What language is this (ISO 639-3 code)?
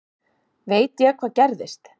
isl